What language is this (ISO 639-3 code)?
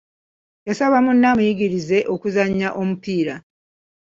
lug